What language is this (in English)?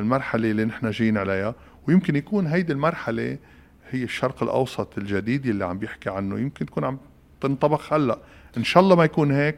Arabic